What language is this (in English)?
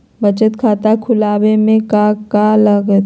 Magahi